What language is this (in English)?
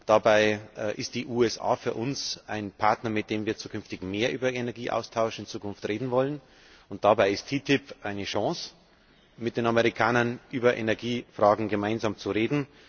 German